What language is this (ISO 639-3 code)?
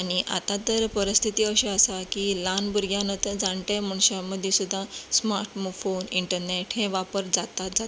kok